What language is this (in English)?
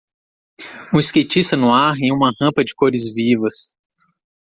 Portuguese